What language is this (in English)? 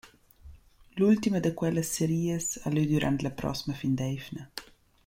Romansh